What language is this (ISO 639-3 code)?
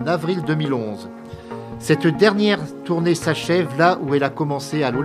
fra